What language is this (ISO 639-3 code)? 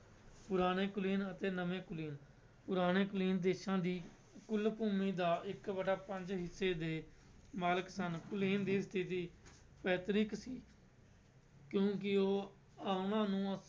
pan